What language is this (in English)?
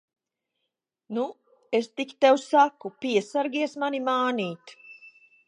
Latvian